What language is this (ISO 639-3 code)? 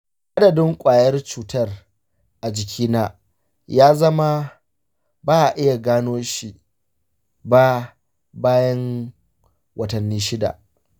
hau